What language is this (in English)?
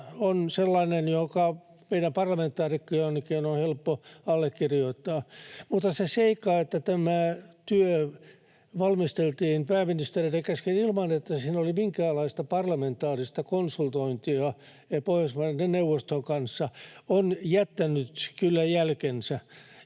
Finnish